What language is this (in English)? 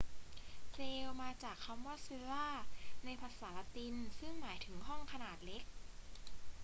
Thai